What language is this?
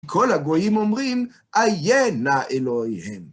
Hebrew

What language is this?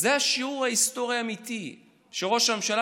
Hebrew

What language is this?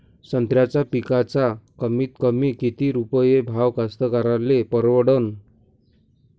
Marathi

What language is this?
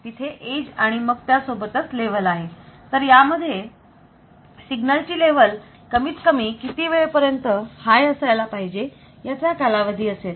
Marathi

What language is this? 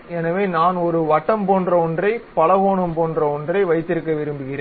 Tamil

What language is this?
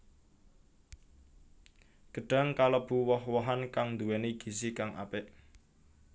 Javanese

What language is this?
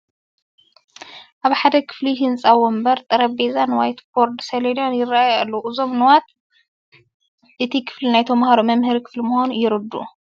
Tigrinya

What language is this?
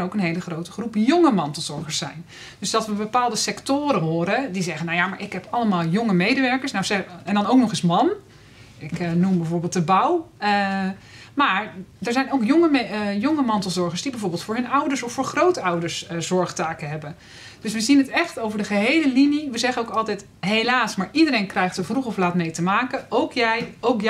Dutch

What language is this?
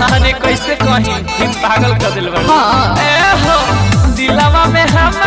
Hindi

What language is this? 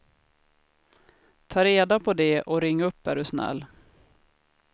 Swedish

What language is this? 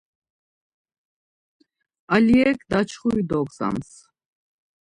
Laz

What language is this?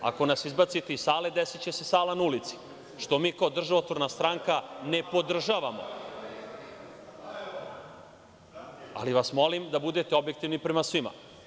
Serbian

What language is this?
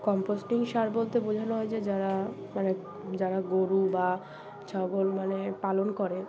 Bangla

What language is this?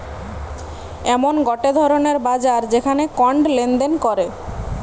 Bangla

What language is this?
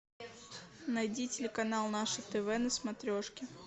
Russian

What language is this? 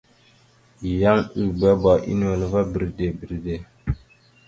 Mada (Cameroon)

